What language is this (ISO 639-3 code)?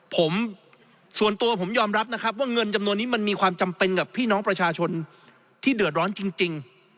tha